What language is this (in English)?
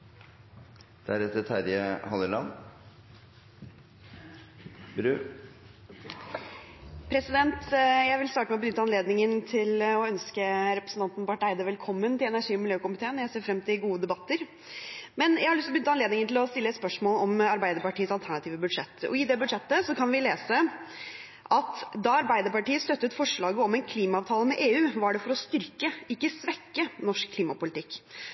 Norwegian Bokmål